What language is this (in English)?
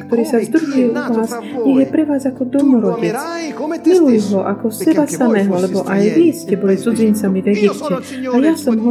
Slovak